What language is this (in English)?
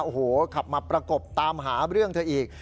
Thai